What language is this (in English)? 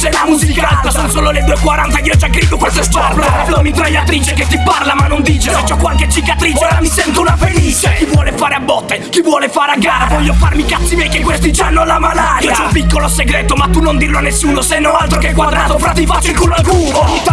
Italian